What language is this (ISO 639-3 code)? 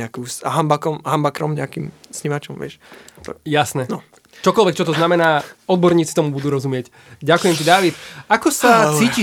slk